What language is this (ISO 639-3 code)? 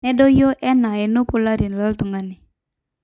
mas